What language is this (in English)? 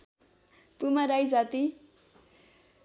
Nepali